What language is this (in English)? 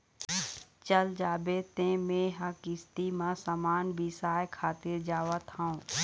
Chhattisgarhi